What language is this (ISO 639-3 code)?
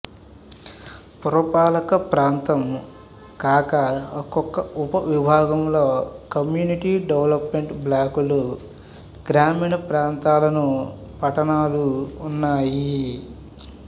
tel